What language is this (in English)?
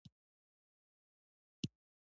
Pashto